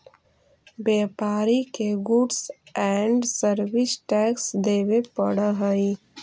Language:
Magahi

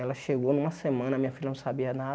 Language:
Portuguese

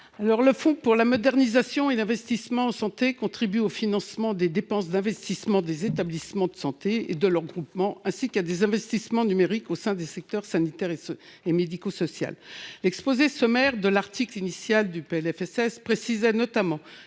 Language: French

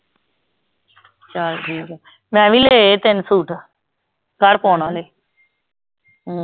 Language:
Punjabi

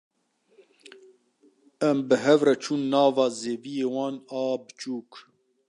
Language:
Kurdish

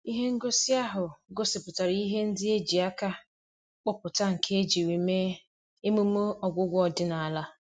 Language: Igbo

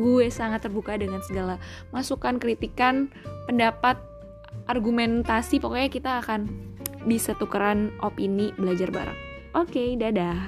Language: Indonesian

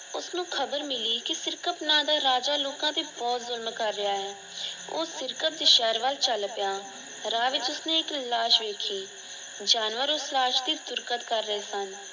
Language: Punjabi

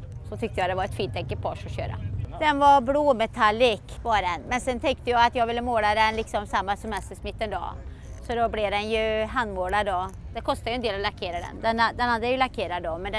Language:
Swedish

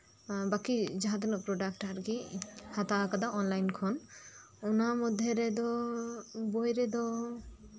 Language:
Santali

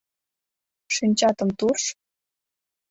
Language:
Mari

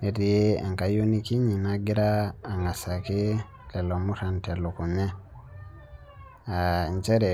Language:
Masai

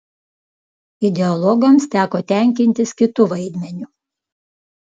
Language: Lithuanian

